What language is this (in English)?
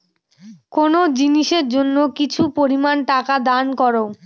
Bangla